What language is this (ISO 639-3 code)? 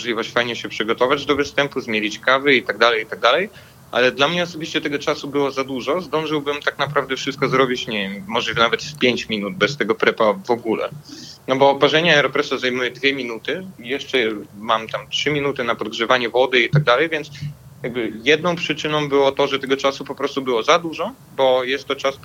pol